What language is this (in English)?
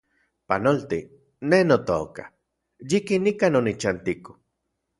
Central Puebla Nahuatl